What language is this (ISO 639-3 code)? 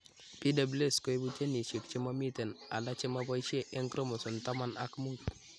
kln